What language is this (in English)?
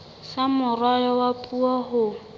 Southern Sotho